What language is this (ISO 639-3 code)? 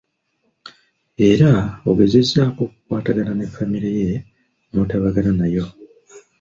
lug